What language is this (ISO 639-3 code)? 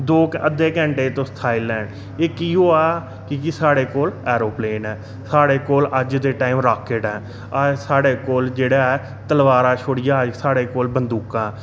doi